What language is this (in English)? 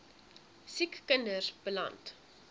Afrikaans